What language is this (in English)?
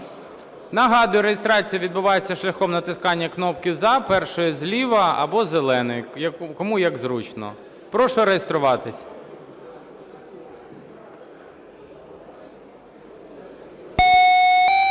Ukrainian